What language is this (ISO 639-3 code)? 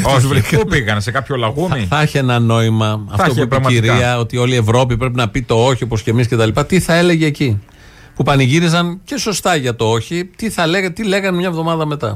ell